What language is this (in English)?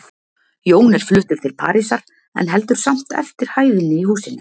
Icelandic